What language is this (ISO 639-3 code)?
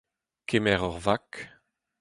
bre